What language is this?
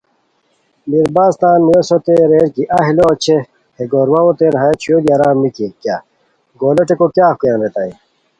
Khowar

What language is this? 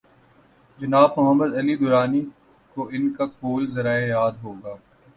Urdu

